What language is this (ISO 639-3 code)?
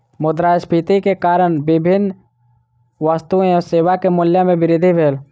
mai